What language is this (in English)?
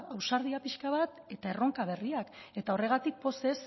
Basque